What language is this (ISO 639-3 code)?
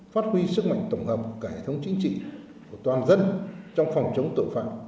vie